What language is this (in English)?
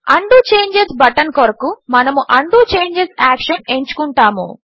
Telugu